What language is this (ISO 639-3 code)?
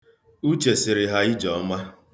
ibo